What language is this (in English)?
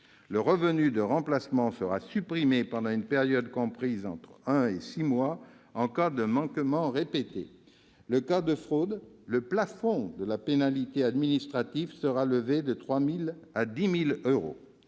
French